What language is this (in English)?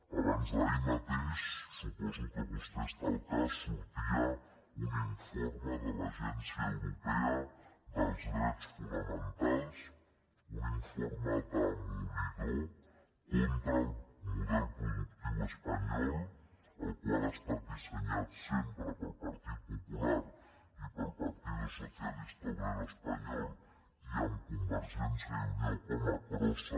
Catalan